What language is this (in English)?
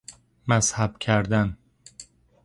Persian